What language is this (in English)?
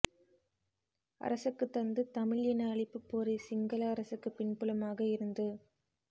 Tamil